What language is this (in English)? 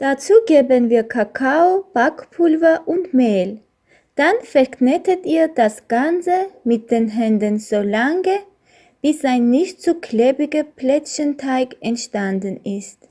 German